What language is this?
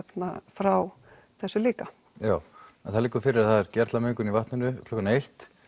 Icelandic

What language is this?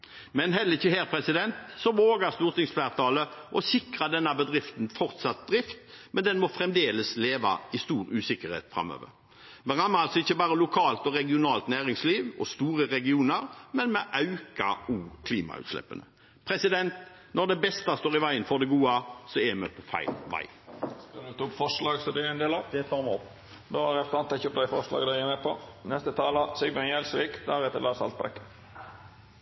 Norwegian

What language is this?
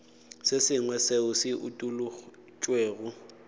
Northern Sotho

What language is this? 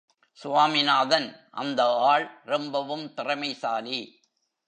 Tamil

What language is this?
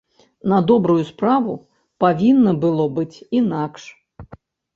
Belarusian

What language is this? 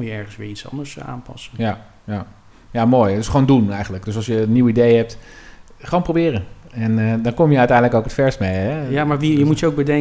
Dutch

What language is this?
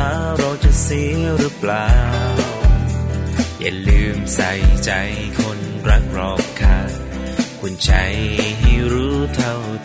Thai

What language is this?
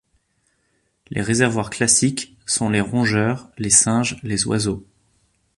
French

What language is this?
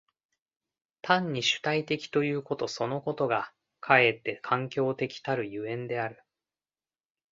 Japanese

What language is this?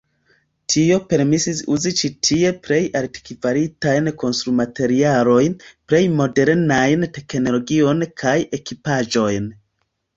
Esperanto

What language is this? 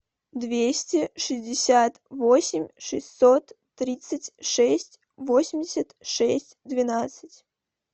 Russian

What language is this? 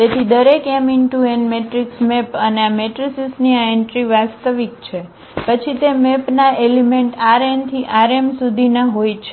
Gujarati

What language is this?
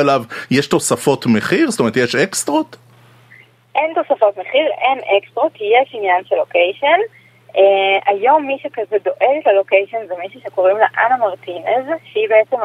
Hebrew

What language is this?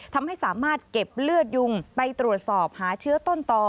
Thai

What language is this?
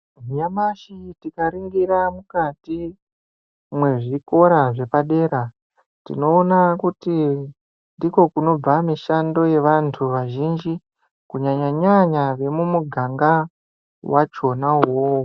Ndau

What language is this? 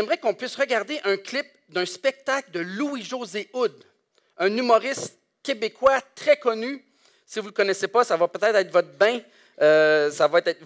French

